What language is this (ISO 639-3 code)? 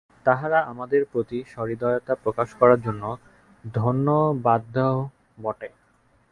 ben